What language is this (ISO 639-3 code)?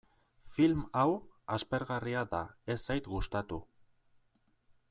eus